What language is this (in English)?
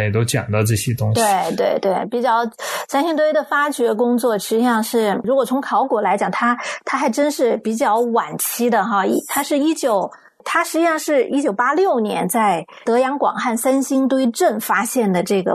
Chinese